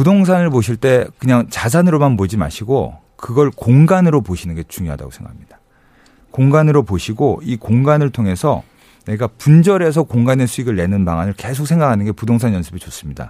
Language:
Korean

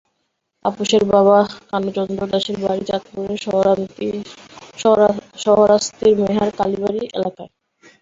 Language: Bangla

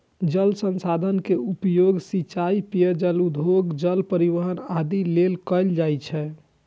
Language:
Maithili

